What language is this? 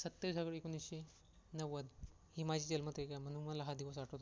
Marathi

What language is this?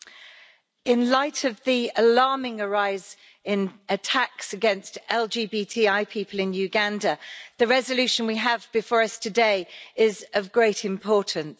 English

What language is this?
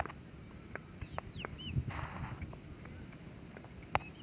Chhattisgarhi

